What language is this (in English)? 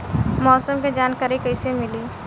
Bhojpuri